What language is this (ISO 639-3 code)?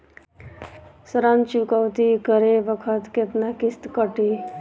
bho